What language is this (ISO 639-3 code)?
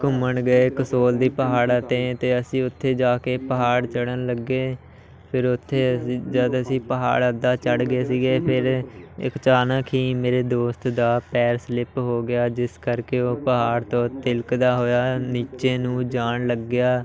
pan